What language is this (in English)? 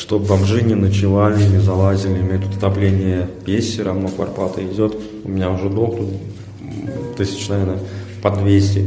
Russian